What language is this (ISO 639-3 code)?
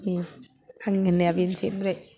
brx